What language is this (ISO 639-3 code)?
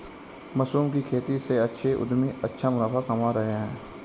hin